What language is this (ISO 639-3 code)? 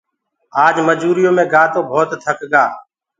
ggg